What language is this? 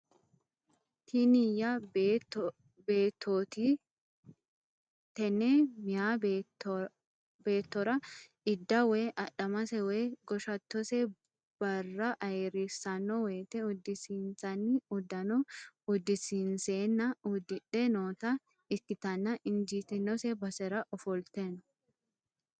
Sidamo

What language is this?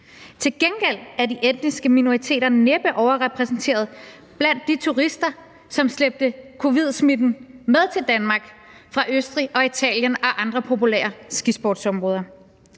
Danish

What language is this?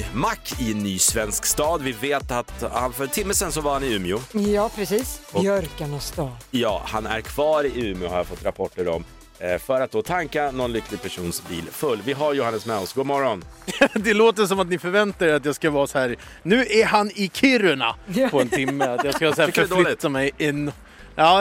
Swedish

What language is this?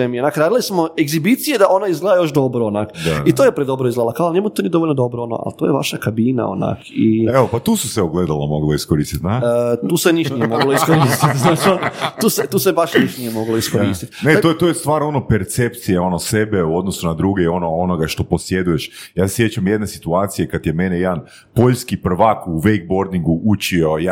Croatian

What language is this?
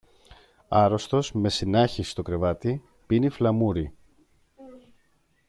Greek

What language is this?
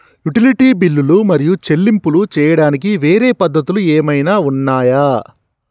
Telugu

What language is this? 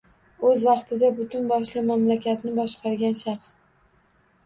Uzbek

